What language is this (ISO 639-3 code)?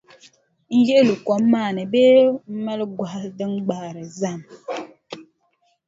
dag